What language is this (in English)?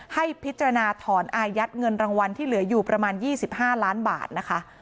Thai